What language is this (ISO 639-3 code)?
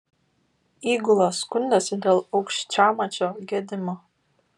lit